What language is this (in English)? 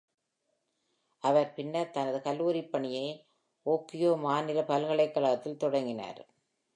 Tamil